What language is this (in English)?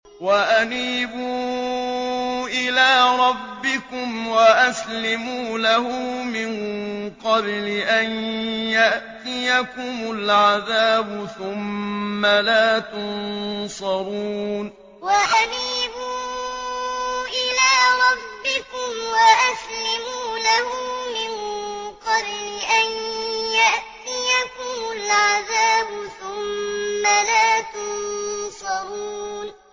Arabic